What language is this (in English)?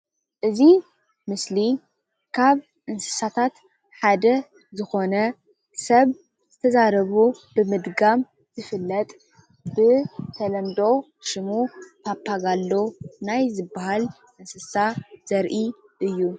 Tigrinya